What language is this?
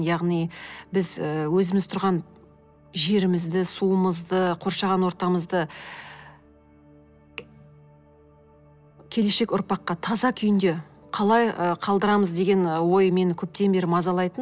Kazakh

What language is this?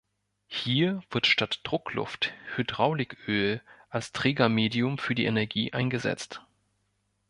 German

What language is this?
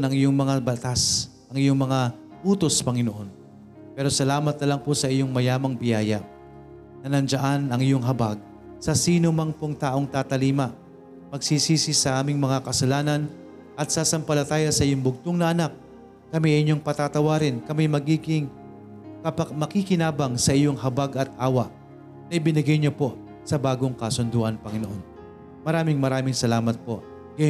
Filipino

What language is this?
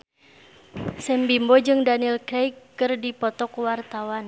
Sundanese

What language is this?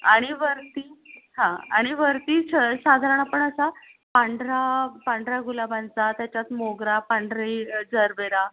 Marathi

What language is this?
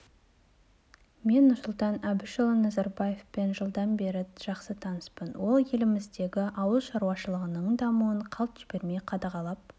Kazakh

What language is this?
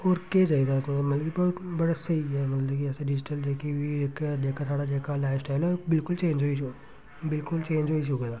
Dogri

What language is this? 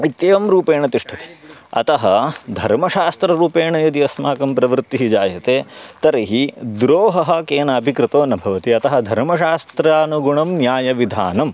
Sanskrit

